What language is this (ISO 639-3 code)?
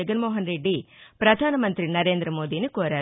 tel